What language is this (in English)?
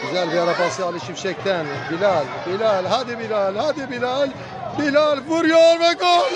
Turkish